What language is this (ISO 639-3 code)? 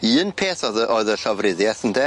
cym